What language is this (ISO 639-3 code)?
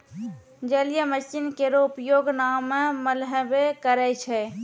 mai